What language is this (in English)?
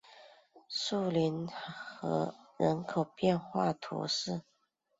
Chinese